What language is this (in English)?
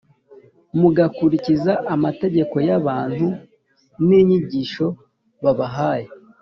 Kinyarwanda